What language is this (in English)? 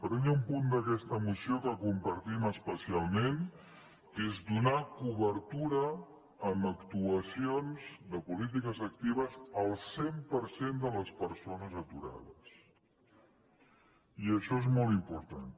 Catalan